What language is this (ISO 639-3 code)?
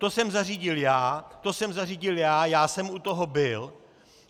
ces